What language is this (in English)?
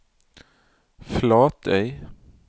Norwegian